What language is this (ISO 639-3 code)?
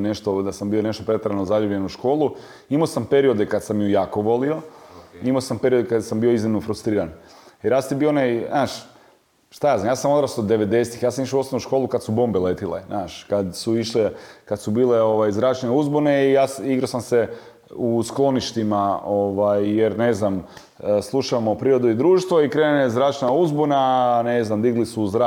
hrv